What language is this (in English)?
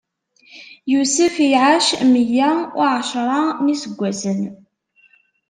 Kabyle